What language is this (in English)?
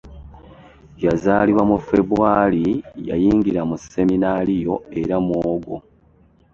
Ganda